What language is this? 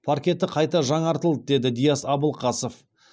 Kazakh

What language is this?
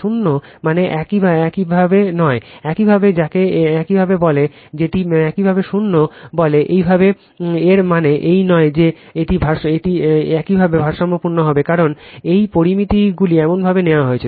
Bangla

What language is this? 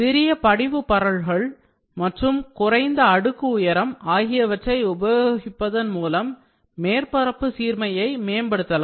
Tamil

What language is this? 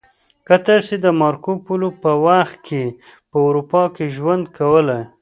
Pashto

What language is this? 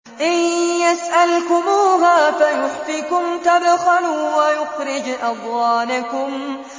Arabic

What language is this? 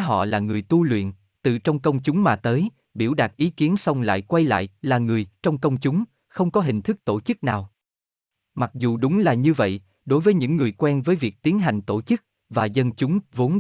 Vietnamese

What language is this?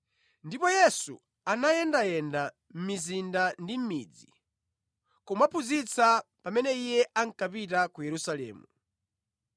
Nyanja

